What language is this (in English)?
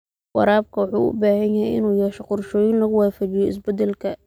Somali